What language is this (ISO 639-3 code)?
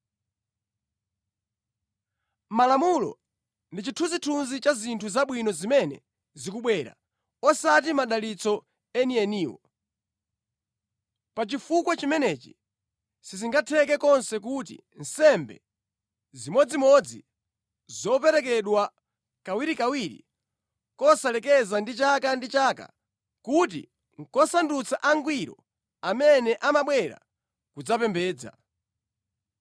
nya